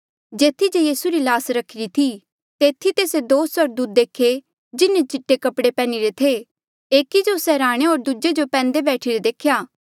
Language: Mandeali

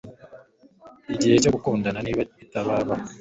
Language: Kinyarwanda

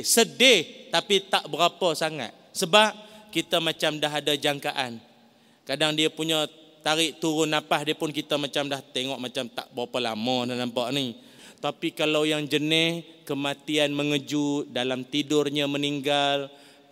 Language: Malay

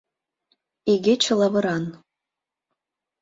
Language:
Mari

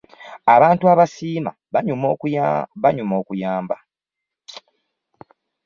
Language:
Ganda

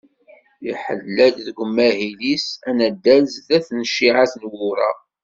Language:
Kabyle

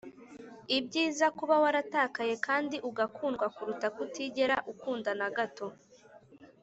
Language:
Kinyarwanda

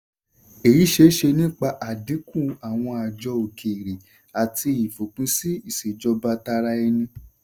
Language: Yoruba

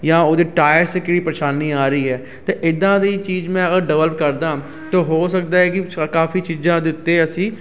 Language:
Punjabi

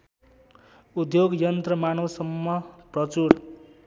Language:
Nepali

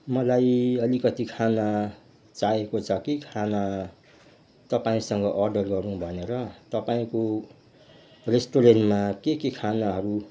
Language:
Nepali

